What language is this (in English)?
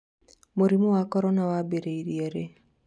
Kikuyu